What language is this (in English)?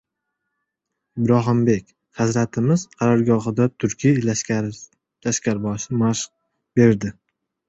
Uzbek